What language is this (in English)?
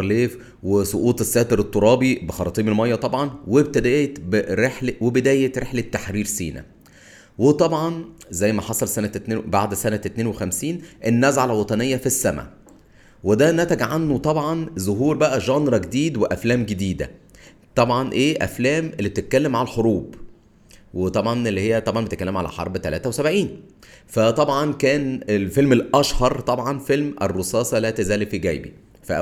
Arabic